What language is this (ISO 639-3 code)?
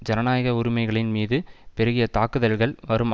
tam